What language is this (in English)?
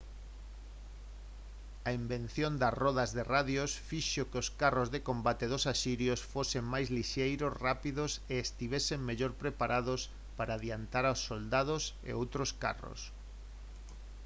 Galician